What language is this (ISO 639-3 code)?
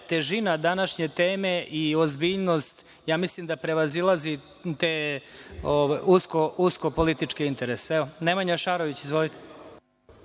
srp